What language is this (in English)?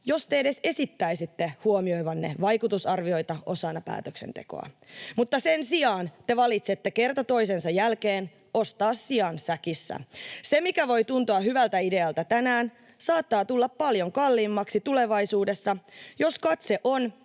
Finnish